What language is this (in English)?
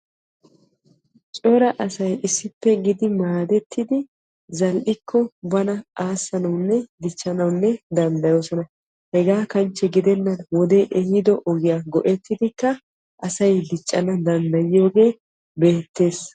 Wolaytta